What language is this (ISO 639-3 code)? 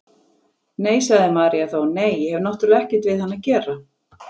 isl